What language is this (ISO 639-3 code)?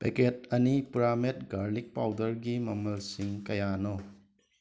mni